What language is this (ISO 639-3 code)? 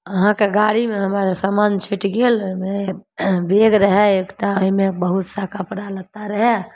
mai